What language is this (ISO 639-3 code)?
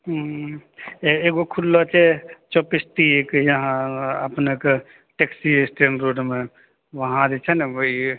mai